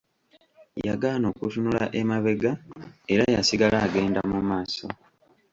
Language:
Ganda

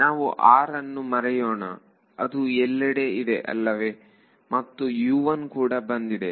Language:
Kannada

